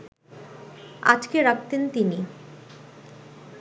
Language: Bangla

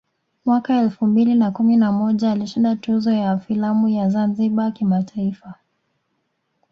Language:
Swahili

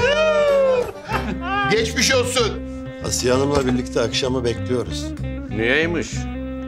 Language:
Turkish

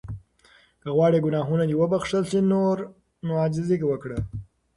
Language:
Pashto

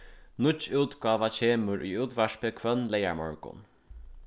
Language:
Faroese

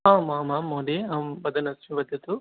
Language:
Sanskrit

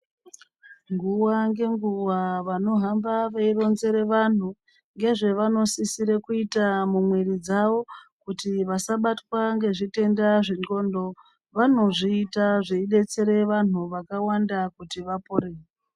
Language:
Ndau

